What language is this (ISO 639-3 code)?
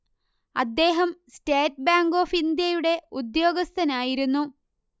mal